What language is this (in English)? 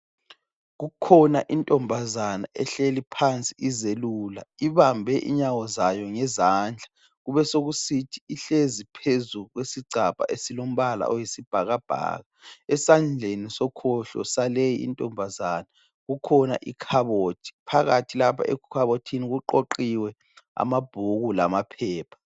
North Ndebele